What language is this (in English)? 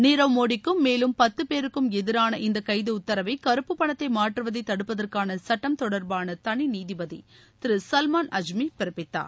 Tamil